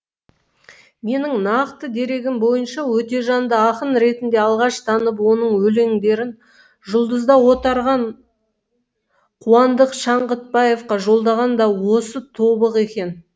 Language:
Kazakh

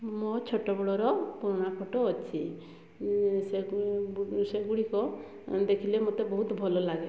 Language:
Odia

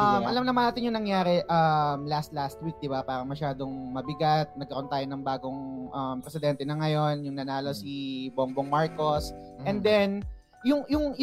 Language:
Filipino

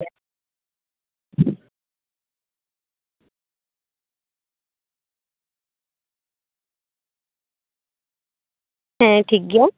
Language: Santali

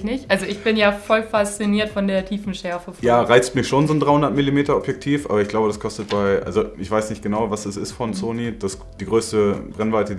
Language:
German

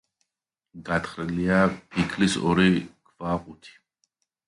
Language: Georgian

